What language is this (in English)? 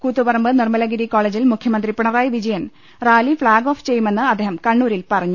Malayalam